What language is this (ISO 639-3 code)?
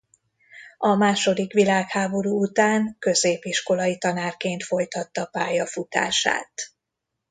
hun